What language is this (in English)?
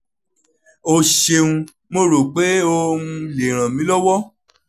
Yoruba